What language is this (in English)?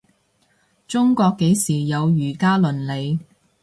Cantonese